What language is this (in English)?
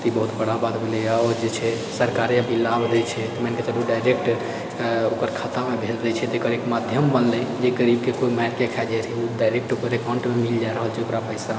Maithili